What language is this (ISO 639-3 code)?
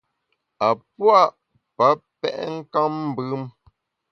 bax